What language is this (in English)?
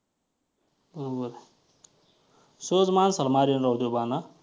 Marathi